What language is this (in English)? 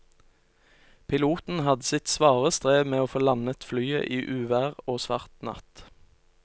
Norwegian